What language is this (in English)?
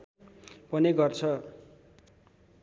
Nepali